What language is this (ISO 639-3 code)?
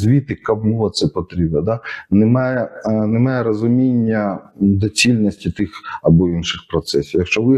ukr